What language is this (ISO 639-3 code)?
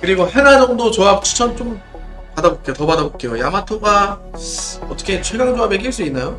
kor